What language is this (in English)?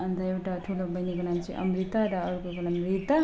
Nepali